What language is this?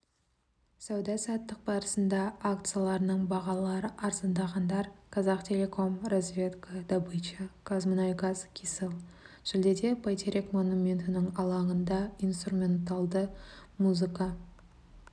Kazakh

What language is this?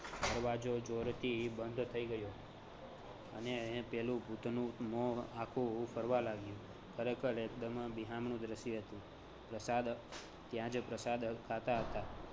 Gujarati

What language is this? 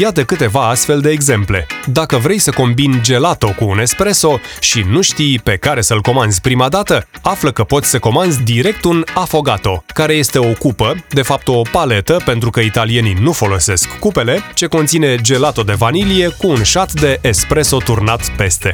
Romanian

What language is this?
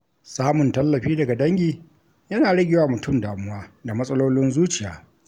Hausa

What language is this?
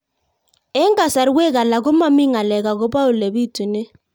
Kalenjin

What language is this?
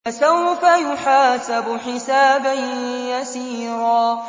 Arabic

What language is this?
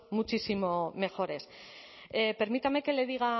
Spanish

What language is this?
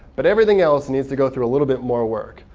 English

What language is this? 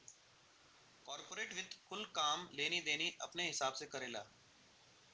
Bhojpuri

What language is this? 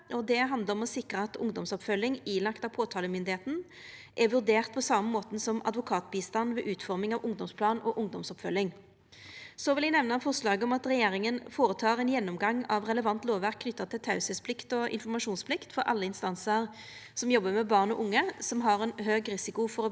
Norwegian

